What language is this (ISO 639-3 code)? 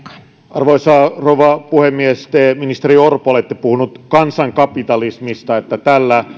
fin